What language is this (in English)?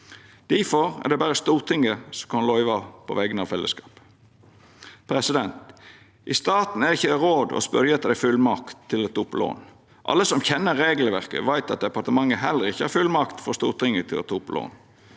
Norwegian